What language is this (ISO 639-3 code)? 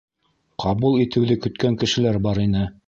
bak